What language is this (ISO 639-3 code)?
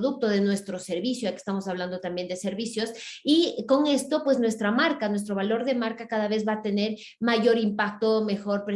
spa